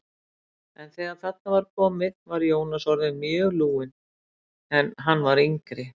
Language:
Icelandic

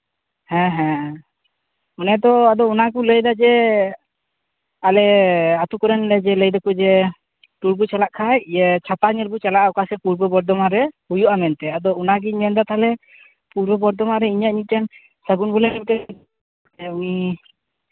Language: Santali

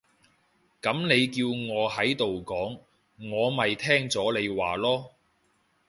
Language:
Cantonese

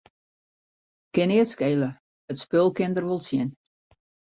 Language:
Western Frisian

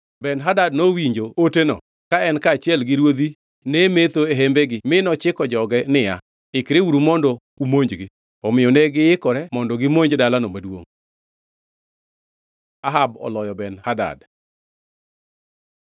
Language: Luo (Kenya and Tanzania)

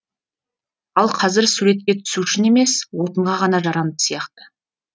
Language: Kazakh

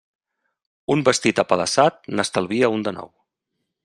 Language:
Catalan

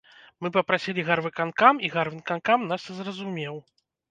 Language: Belarusian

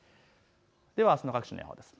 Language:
Japanese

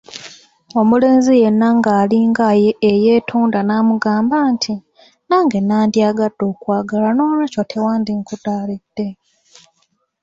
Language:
Ganda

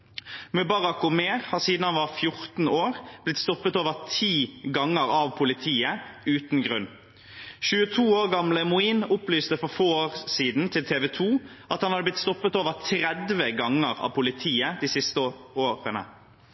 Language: Norwegian Bokmål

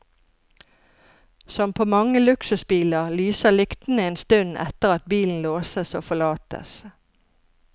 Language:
Norwegian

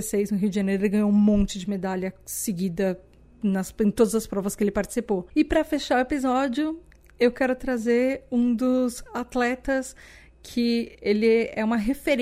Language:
Portuguese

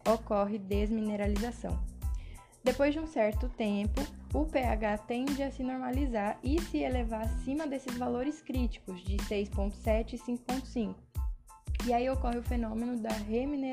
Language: Portuguese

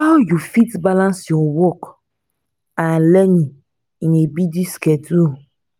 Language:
Nigerian Pidgin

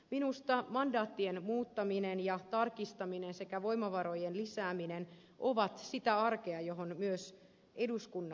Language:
Finnish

